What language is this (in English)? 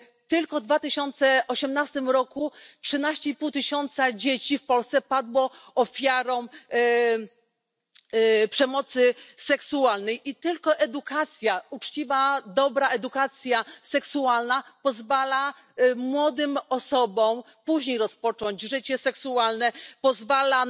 Polish